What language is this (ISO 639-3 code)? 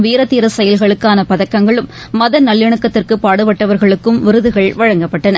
tam